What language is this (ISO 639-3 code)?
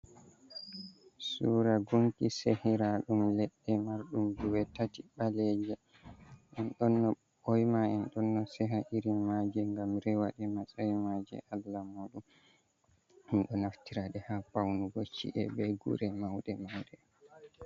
ful